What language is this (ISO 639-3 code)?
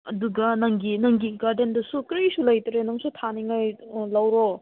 mni